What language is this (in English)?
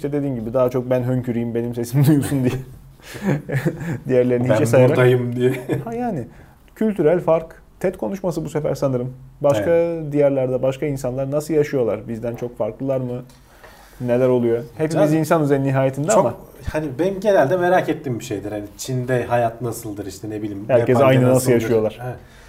Turkish